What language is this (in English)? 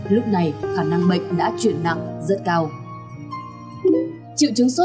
Vietnamese